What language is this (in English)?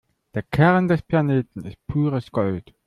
German